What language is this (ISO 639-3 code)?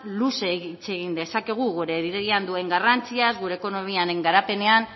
eus